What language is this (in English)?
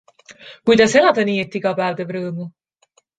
Estonian